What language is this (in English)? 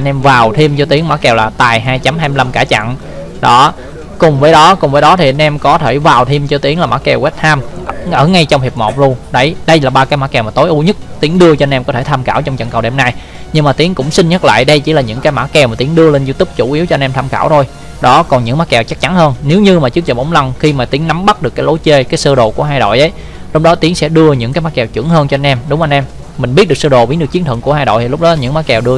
Vietnamese